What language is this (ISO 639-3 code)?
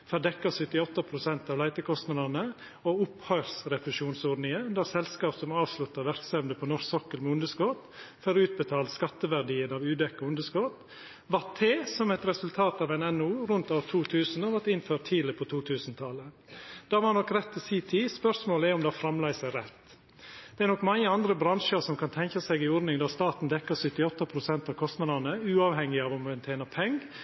nno